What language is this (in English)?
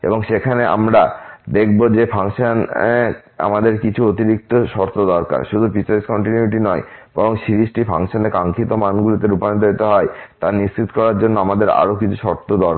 Bangla